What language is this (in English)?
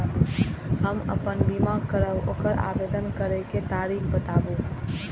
Maithili